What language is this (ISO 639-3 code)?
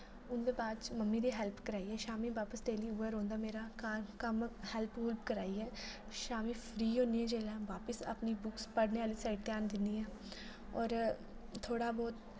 doi